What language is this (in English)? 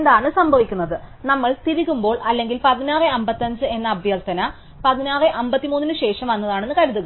Malayalam